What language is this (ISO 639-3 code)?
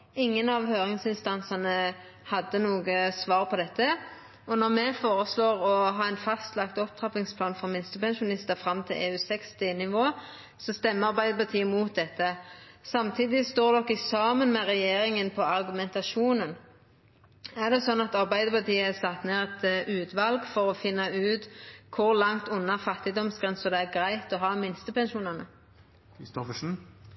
nno